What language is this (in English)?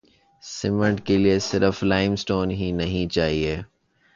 Urdu